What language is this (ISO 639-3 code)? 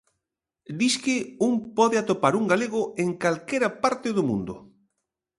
glg